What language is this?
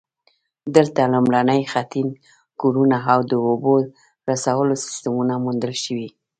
Pashto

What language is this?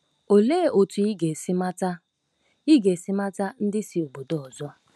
Igbo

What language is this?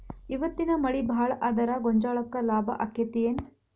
Kannada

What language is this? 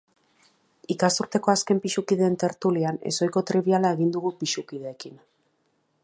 Basque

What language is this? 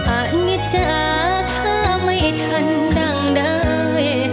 Thai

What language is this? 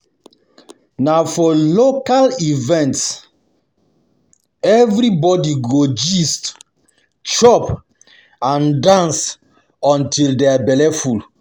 Nigerian Pidgin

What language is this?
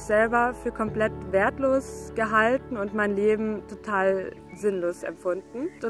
German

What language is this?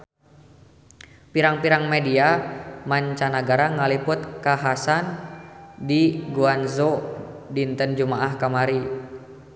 Sundanese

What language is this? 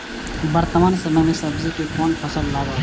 Maithili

